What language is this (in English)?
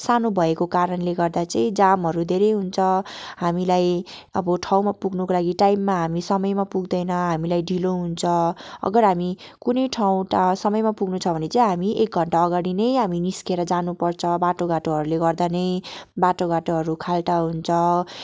Nepali